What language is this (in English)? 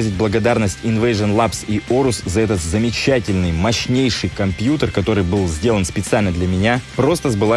Russian